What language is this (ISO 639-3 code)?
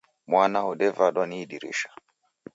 dav